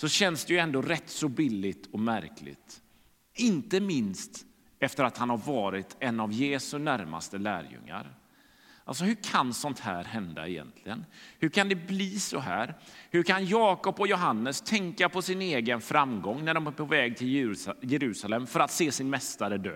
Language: Swedish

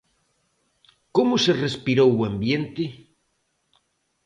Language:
Galician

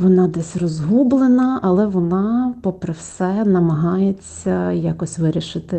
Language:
Ukrainian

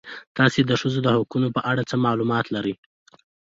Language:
Pashto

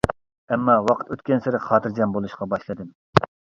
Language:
Uyghur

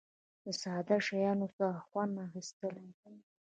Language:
Pashto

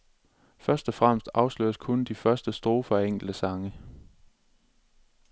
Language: Danish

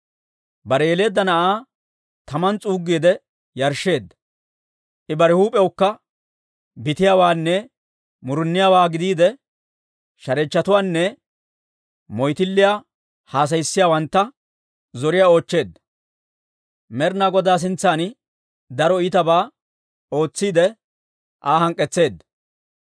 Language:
Dawro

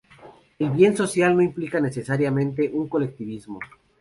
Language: Spanish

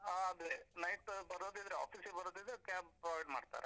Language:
Kannada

